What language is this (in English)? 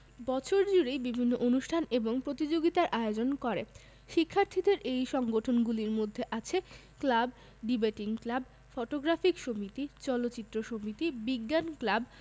Bangla